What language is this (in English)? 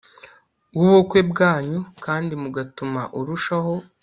Kinyarwanda